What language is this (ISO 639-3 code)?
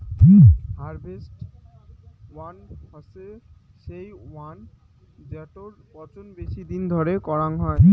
ben